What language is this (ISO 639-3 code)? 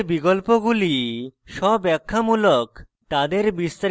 ben